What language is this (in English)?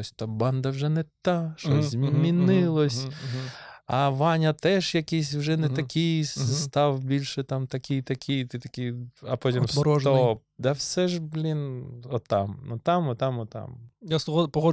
Ukrainian